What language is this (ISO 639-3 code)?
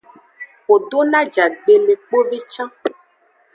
ajg